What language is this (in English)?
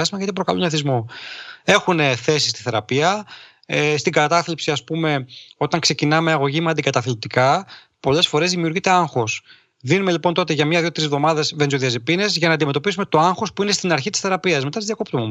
Greek